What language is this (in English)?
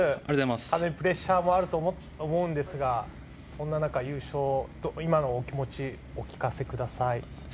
Japanese